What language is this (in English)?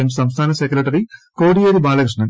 Malayalam